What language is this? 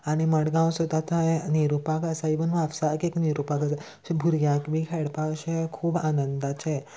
Konkani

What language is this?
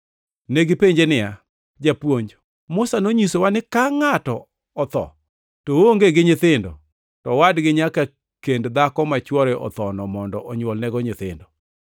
Luo (Kenya and Tanzania)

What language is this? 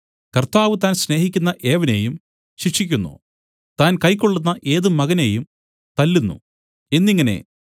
Malayalam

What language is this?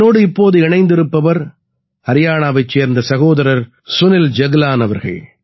Tamil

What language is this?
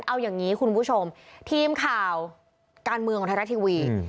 Thai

